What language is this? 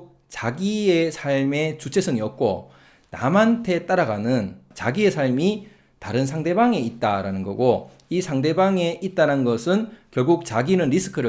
Korean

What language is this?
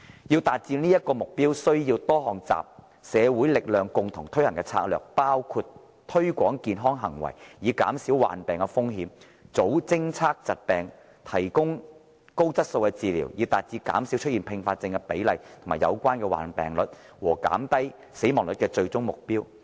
Cantonese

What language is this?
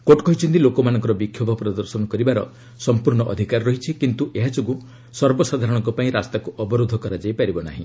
Odia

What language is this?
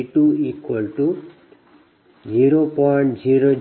Kannada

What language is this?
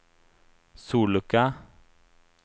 Swedish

